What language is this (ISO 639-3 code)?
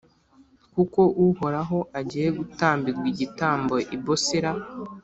kin